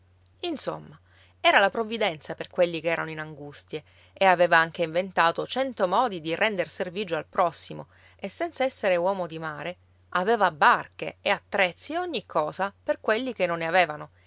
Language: Italian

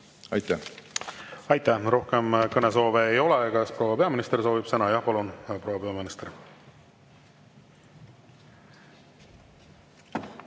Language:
Estonian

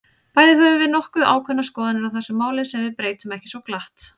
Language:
Icelandic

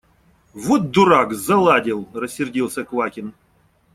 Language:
Russian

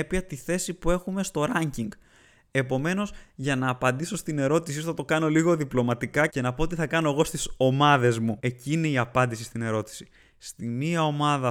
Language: Greek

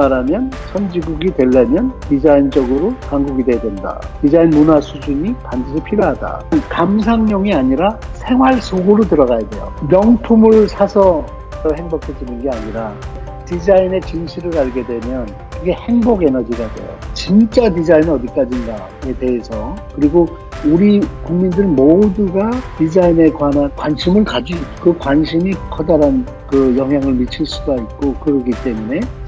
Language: Korean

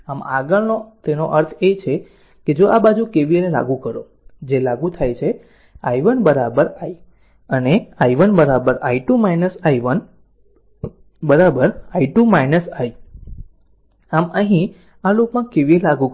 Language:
Gujarati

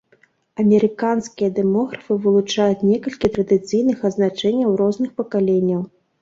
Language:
Belarusian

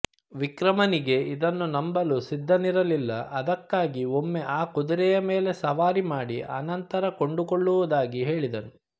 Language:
Kannada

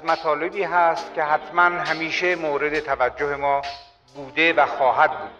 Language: Persian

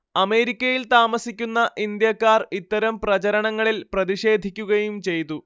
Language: Malayalam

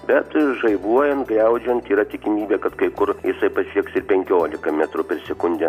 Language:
Lithuanian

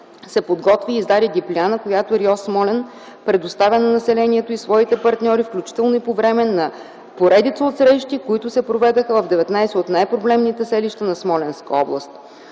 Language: Bulgarian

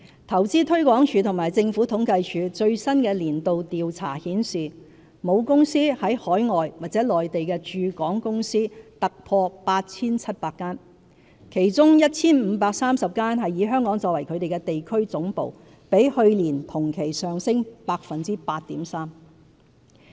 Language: Cantonese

